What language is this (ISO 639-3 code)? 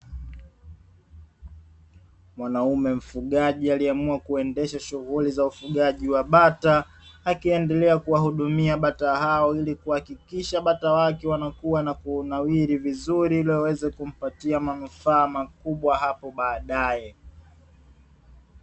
swa